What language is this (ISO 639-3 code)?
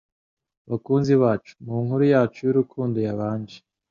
kin